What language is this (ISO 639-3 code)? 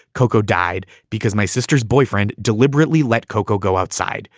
eng